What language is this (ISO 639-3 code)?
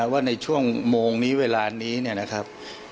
tha